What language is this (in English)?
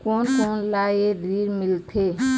Chhattisgarhi